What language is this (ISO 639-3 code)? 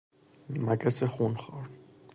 fas